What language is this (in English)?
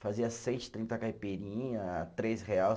Portuguese